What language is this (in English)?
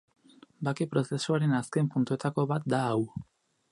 Basque